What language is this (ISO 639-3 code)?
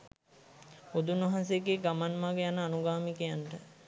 sin